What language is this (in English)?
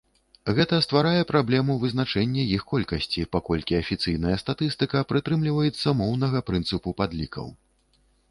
Belarusian